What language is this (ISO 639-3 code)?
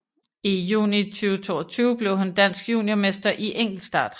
dan